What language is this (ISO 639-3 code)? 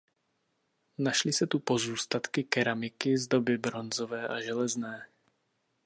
ces